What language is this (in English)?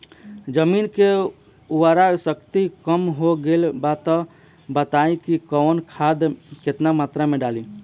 Bhojpuri